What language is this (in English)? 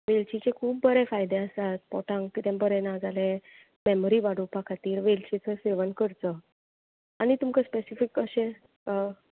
Konkani